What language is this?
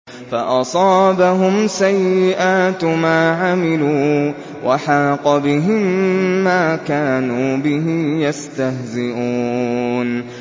Arabic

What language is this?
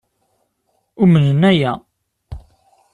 Kabyle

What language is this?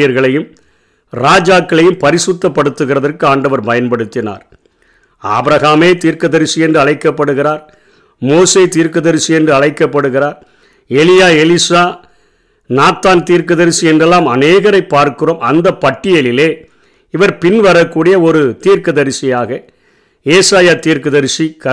Tamil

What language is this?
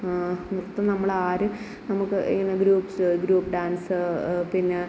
Malayalam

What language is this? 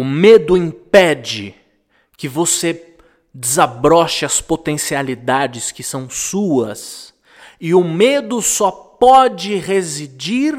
Portuguese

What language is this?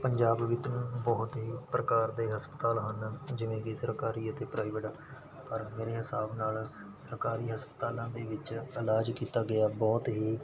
Punjabi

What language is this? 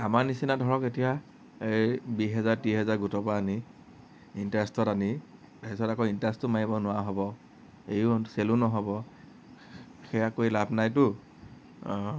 Assamese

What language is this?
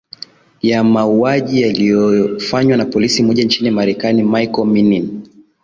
Swahili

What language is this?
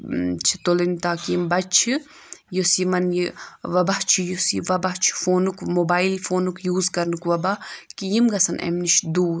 Kashmiri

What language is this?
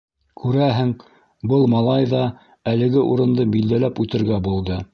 Bashkir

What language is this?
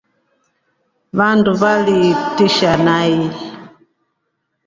Rombo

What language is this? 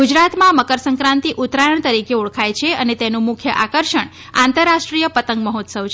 Gujarati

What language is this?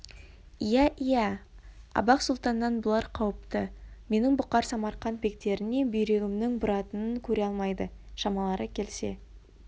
Kazakh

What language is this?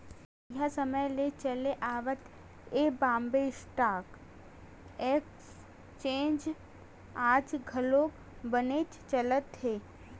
Chhattisgarhi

